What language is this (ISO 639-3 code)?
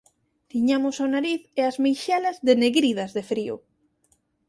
glg